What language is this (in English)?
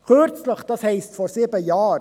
Swiss German